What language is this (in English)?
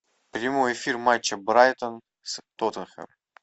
Russian